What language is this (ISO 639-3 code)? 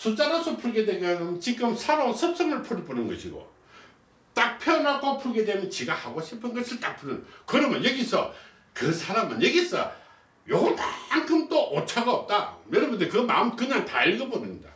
kor